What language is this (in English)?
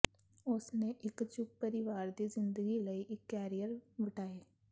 Punjabi